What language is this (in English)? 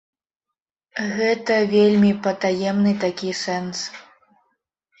Belarusian